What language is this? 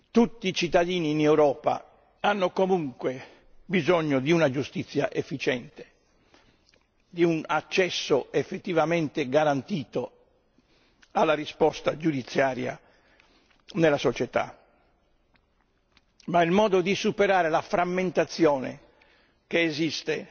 Italian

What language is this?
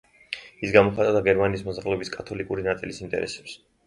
Georgian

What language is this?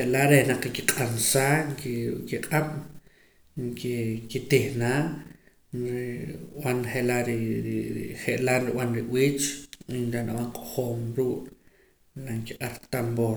Poqomam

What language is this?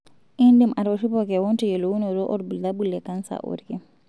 Masai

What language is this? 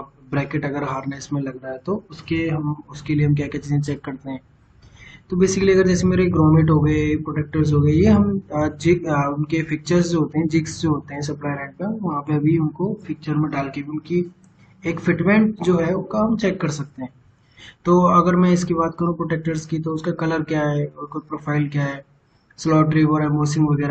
Hindi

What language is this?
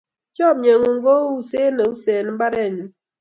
Kalenjin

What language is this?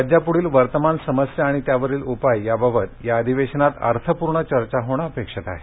Marathi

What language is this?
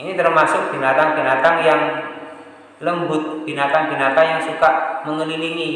Indonesian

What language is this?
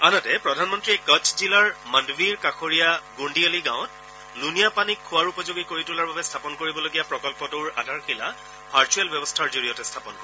Assamese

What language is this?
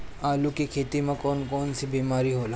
Bhojpuri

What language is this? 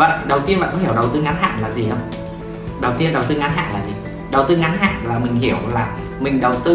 Vietnamese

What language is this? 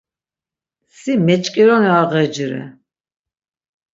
Laz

